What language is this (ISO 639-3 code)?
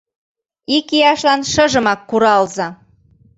chm